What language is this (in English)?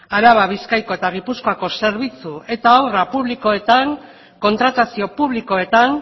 Basque